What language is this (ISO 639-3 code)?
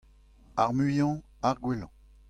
bre